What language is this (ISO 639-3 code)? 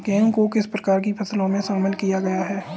hin